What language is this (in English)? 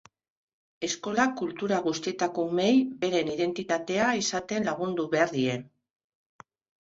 Basque